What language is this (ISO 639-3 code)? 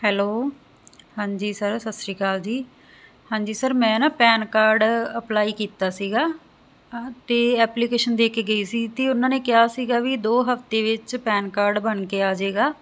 pan